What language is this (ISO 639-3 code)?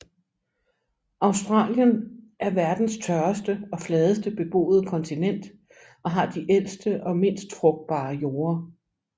dan